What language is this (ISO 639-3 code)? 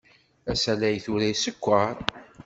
kab